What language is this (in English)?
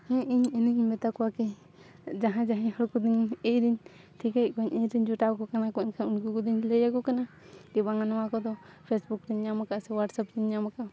Santali